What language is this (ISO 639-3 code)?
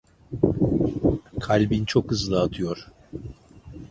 tur